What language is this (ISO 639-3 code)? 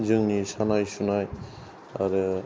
brx